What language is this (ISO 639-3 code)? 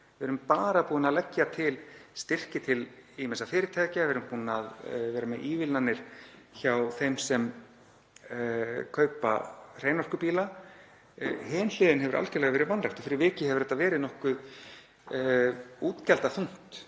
isl